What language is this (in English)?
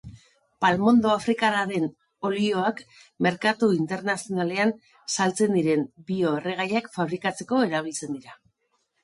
Basque